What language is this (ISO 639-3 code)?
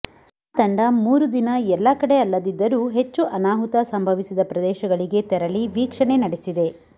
kan